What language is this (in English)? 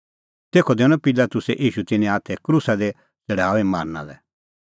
Kullu Pahari